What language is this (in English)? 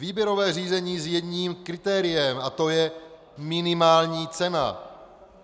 Czech